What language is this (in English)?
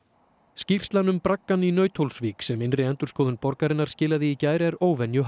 Icelandic